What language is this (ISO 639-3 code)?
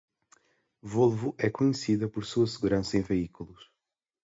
por